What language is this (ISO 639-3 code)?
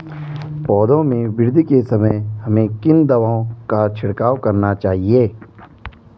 hin